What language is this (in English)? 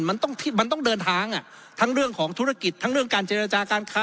Thai